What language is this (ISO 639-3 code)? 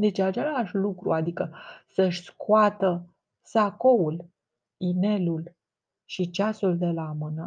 ron